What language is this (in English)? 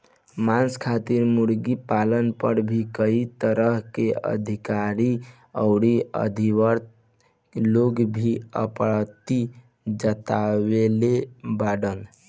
Bhojpuri